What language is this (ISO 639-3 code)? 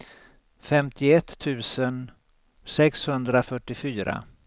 swe